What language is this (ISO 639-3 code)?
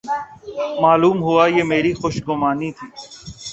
urd